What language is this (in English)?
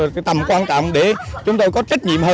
Vietnamese